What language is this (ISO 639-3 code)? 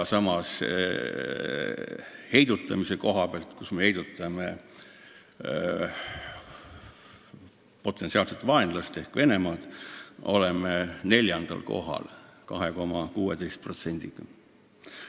est